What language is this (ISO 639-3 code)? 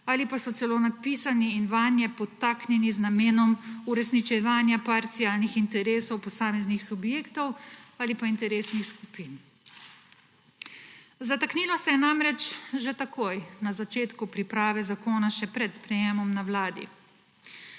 slv